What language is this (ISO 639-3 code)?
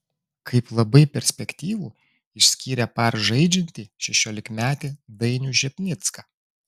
lit